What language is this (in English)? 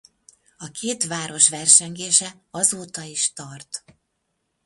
Hungarian